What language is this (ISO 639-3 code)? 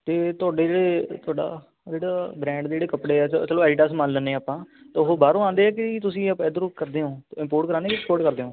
pan